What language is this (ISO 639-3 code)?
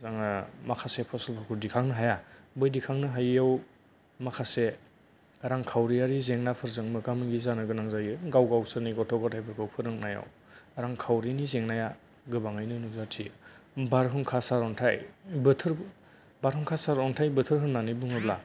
brx